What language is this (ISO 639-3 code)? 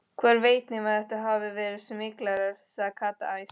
isl